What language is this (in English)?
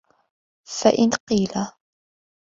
Arabic